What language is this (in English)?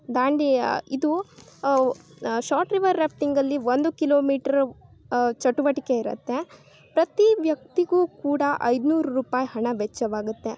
Kannada